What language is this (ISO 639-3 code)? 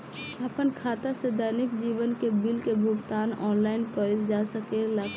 bho